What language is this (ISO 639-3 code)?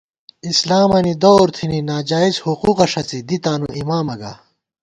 gwt